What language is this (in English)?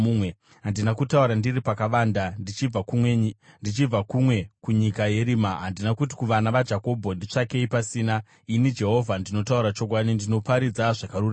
Shona